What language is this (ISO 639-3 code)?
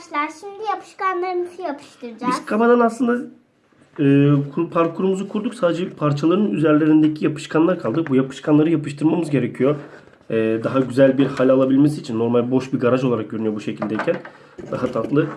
tur